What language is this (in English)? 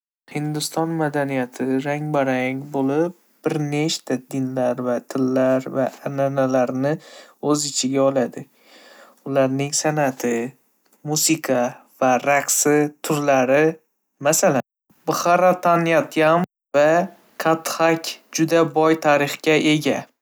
Uzbek